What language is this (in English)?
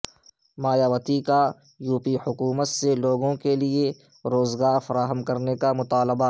Urdu